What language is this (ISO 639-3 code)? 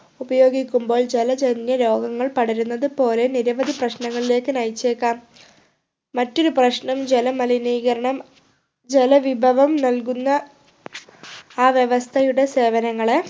mal